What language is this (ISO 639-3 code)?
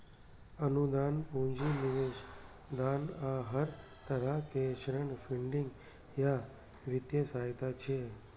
mai